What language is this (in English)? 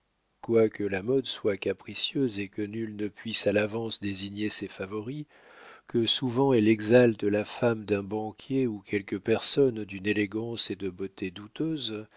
French